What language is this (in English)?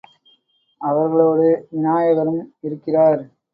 Tamil